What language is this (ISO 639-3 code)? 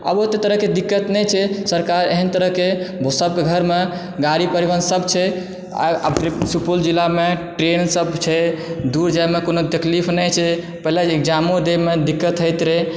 mai